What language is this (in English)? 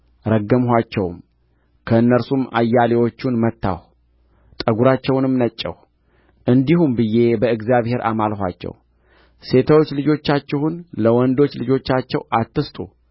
Amharic